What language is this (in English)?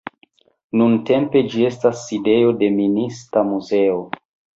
Esperanto